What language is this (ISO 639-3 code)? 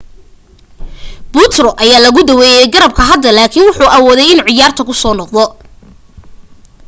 som